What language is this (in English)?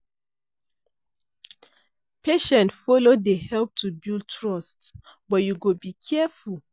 Nigerian Pidgin